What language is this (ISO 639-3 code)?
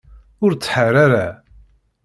kab